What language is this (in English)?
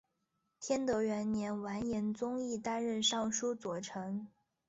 Chinese